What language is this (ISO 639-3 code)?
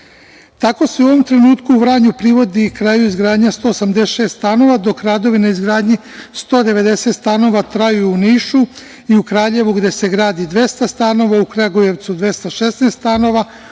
srp